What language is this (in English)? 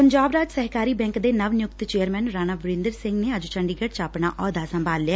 Punjabi